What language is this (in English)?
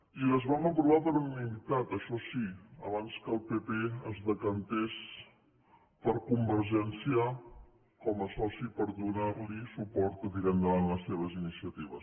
Catalan